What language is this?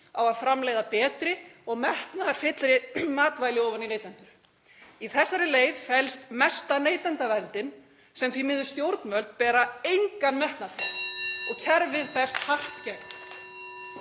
Icelandic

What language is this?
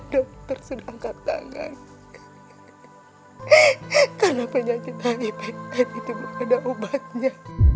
Indonesian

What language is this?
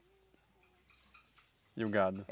Portuguese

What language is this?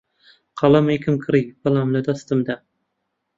Central Kurdish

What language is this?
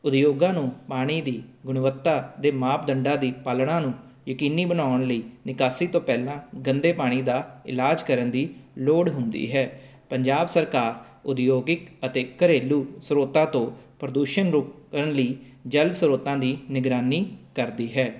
Punjabi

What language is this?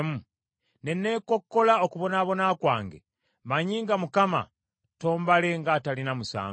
Ganda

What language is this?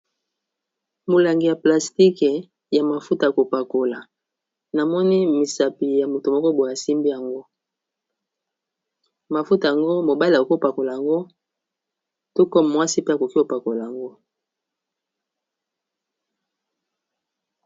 Lingala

